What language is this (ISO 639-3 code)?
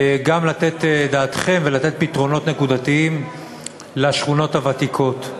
heb